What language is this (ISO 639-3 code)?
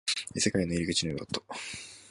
jpn